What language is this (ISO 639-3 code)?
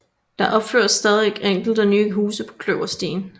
dan